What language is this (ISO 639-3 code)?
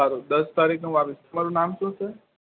guj